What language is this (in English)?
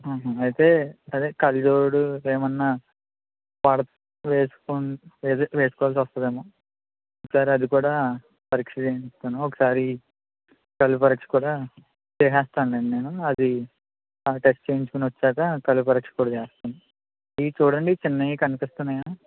Telugu